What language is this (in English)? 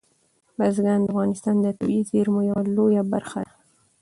Pashto